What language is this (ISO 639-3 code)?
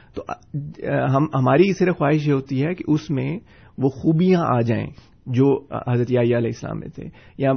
urd